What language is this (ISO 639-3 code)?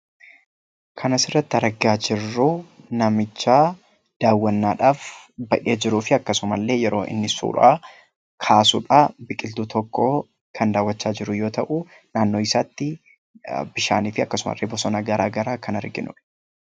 orm